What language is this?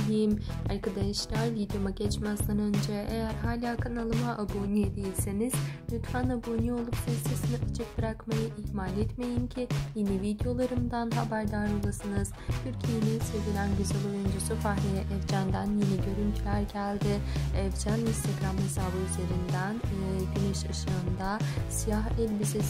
Turkish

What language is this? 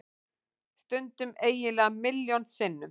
Icelandic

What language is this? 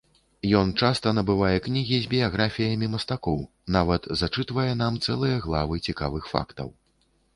Belarusian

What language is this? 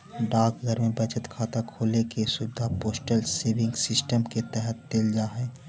Magahi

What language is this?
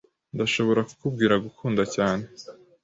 Kinyarwanda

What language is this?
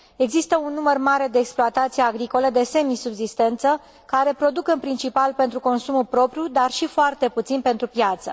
Romanian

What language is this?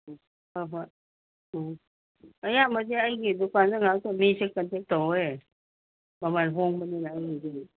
Manipuri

